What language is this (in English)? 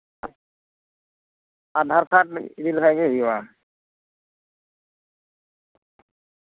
Santali